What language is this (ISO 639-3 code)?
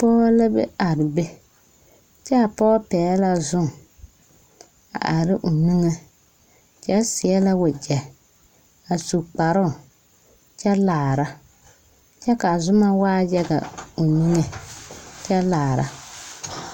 dga